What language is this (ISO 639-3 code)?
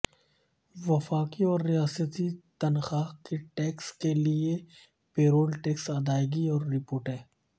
urd